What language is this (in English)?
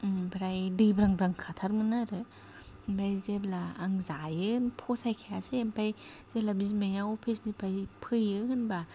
Bodo